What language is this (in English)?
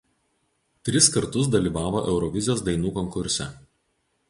Lithuanian